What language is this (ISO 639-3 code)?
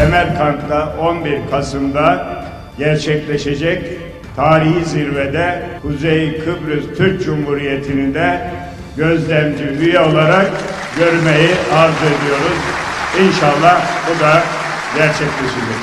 tur